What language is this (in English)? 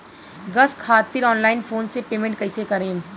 Bhojpuri